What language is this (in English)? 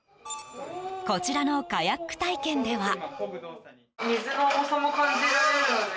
Japanese